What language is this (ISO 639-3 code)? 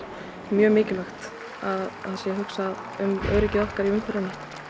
isl